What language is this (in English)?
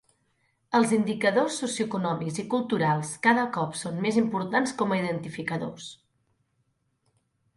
Catalan